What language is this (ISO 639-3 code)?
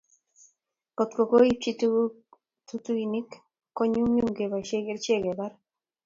kln